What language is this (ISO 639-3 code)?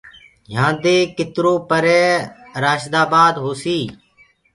ggg